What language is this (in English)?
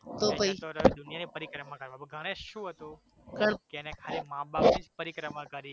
Gujarati